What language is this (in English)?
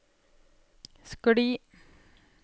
Norwegian